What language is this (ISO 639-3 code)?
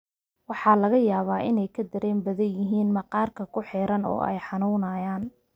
som